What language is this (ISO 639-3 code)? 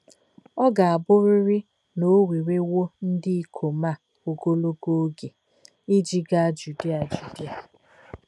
ibo